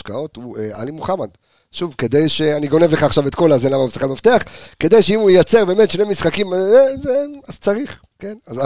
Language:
Hebrew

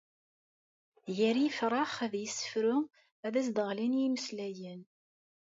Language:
Kabyle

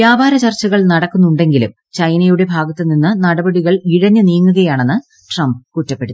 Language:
Malayalam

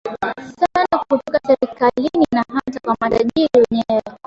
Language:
Swahili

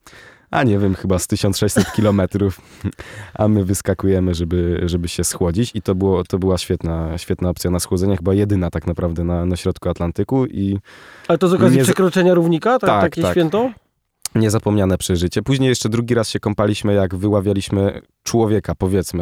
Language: Polish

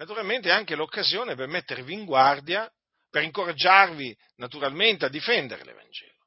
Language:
Italian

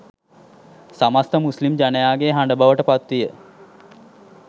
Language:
Sinhala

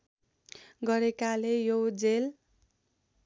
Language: Nepali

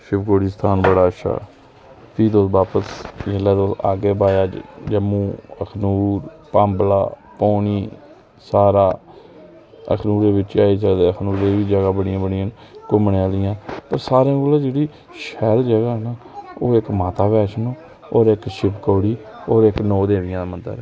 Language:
Dogri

